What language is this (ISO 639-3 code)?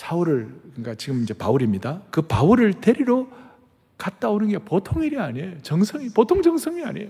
kor